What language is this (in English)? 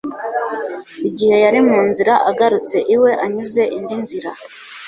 Kinyarwanda